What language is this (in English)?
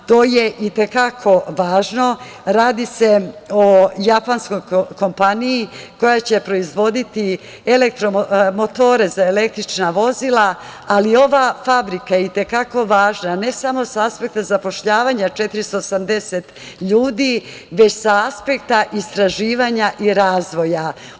Serbian